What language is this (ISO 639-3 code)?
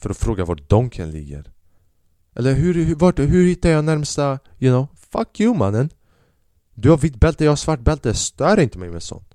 swe